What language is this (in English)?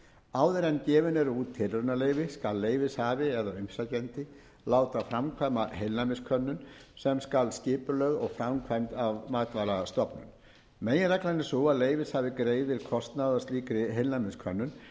Icelandic